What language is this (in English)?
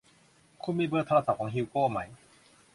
Thai